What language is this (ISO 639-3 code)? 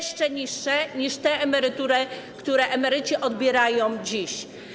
pol